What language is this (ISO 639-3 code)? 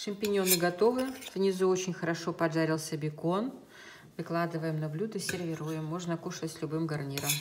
rus